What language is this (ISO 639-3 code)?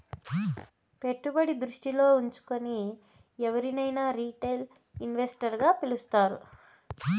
tel